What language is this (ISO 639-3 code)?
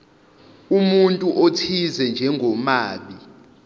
zul